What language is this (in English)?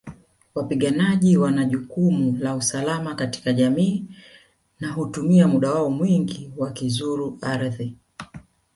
Swahili